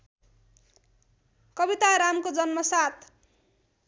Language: Nepali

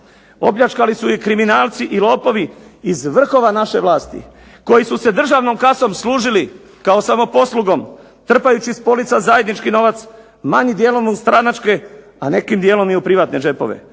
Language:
Croatian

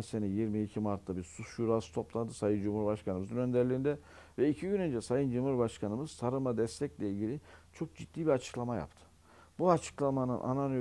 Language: Turkish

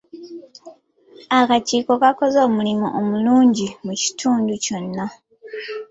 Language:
Ganda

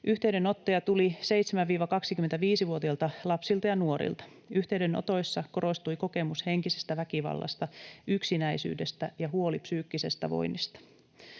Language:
Finnish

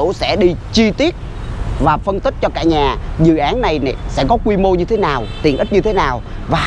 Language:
Vietnamese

